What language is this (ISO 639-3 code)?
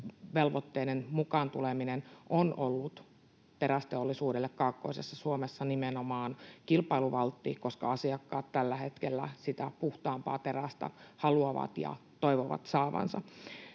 fin